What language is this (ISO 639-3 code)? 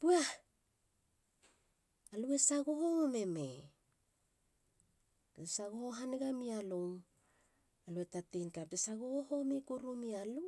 hla